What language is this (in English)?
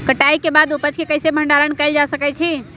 Magahi